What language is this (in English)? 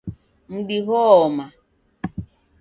Taita